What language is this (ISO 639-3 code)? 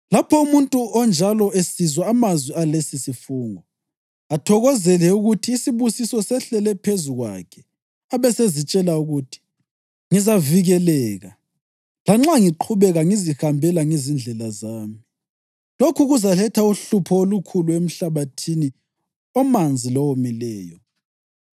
nde